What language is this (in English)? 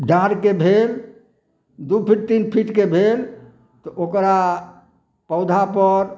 Maithili